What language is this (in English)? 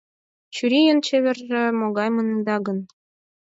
Mari